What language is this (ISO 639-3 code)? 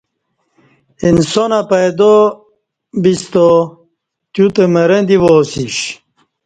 bsh